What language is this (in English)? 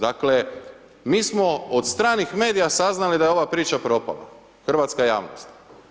Croatian